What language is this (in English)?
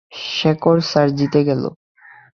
Bangla